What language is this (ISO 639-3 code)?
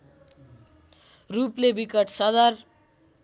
nep